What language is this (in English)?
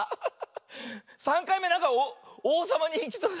Japanese